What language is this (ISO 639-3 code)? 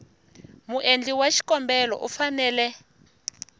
tso